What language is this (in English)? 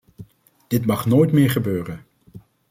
Dutch